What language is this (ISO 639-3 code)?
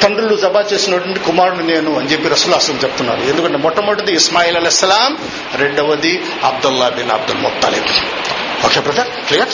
tel